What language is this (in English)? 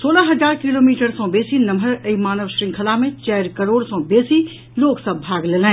Maithili